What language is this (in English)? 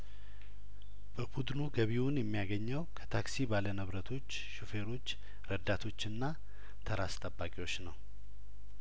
Amharic